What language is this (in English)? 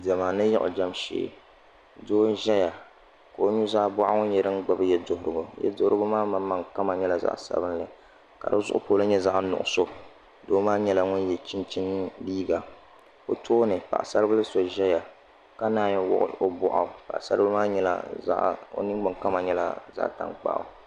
Dagbani